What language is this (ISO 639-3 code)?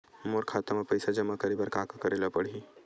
hne